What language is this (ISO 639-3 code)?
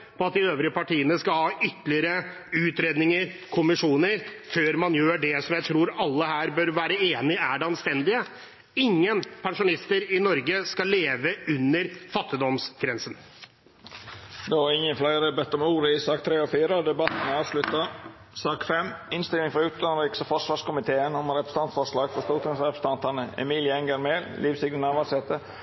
nor